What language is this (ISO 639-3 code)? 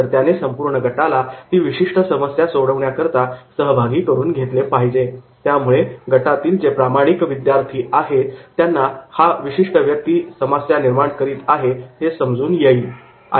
mar